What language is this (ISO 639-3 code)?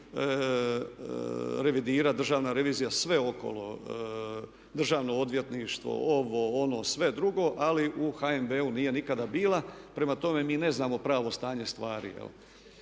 hrv